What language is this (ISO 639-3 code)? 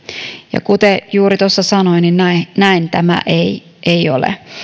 fin